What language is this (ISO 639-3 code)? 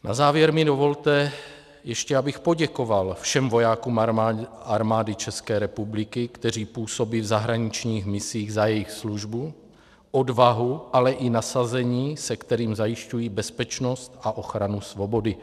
ces